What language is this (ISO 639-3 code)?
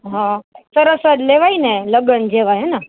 guj